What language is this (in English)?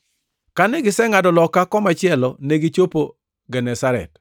Luo (Kenya and Tanzania)